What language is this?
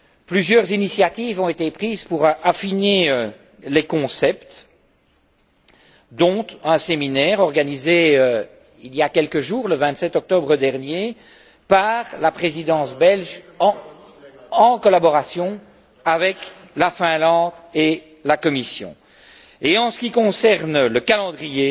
French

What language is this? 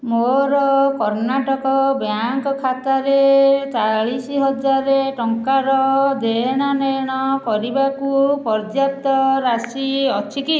Odia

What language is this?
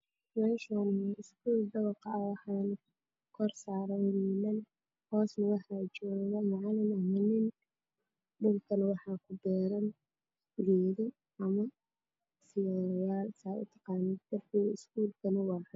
Somali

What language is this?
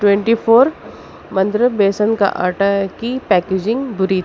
Urdu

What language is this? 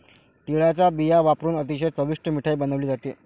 Marathi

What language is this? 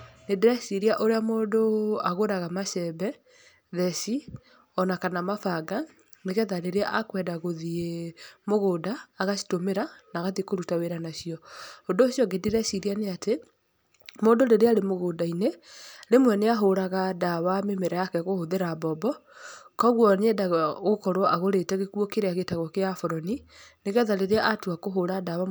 Kikuyu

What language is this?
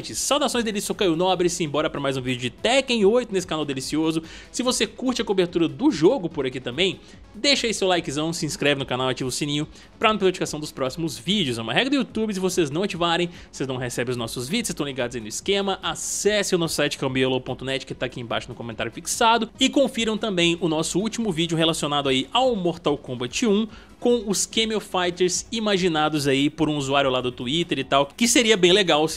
Portuguese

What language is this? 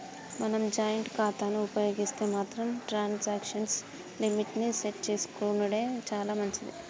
Telugu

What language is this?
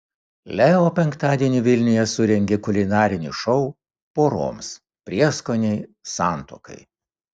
Lithuanian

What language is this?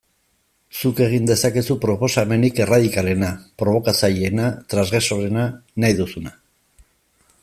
Basque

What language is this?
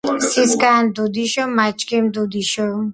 Georgian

